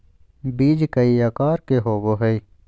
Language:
Magahi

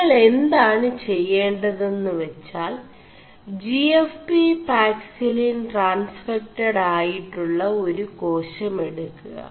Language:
Malayalam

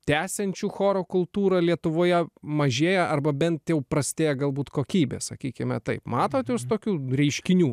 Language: Lithuanian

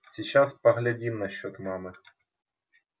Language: Russian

